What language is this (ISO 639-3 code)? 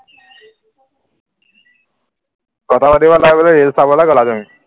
asm